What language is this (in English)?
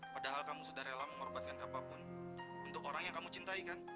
Indonesian